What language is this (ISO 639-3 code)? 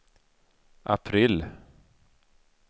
swe